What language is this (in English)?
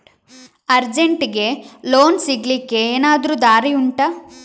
Kannada